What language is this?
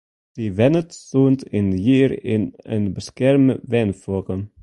Western Frisian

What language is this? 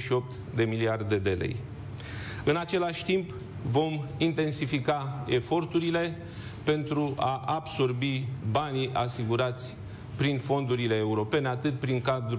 Romanian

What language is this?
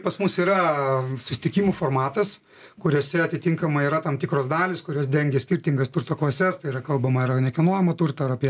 Lithuanian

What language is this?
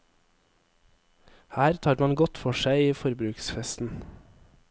Norwegian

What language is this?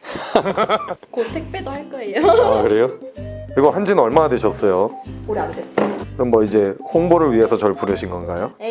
Korean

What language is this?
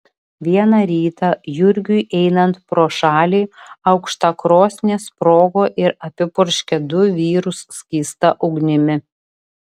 Lithuanian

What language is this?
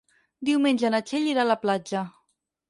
Catalan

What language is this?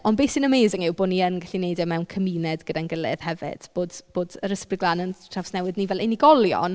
Welsh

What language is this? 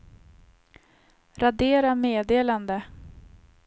Swedish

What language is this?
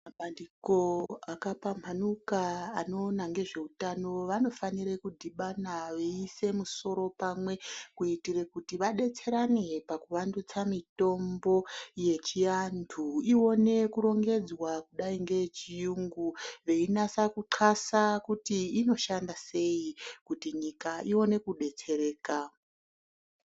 Ndau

